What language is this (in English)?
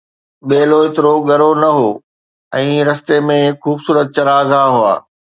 Sindhi